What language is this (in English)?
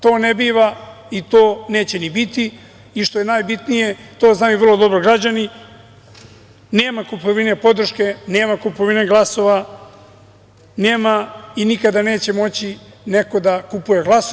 Serbian